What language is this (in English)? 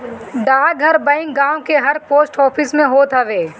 Bhojpuri